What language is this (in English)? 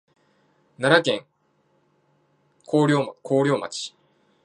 Japanese